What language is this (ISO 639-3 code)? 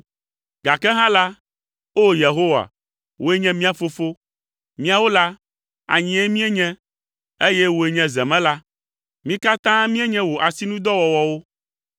ewe